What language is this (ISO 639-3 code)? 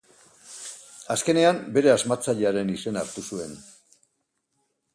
eus